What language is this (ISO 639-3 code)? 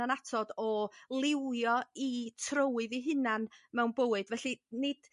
cym